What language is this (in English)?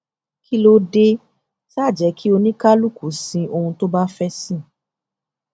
Yoruba